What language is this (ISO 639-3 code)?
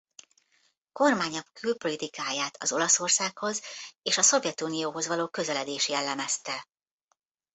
hun